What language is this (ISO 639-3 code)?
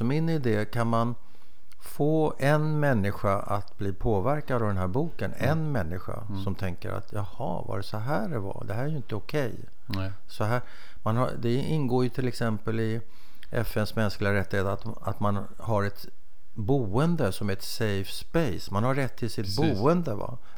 swe